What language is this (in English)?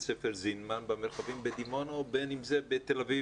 Hebrew